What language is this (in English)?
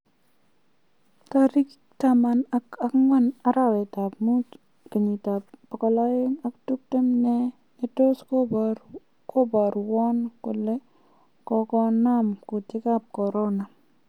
Kalenjin